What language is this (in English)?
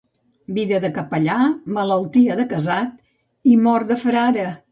Catalan